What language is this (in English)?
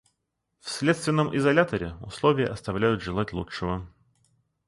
Russian